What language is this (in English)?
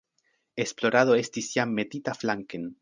Esperanto